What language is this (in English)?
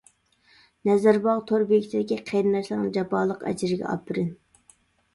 Uyghur